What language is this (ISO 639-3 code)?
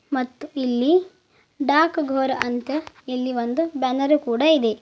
kan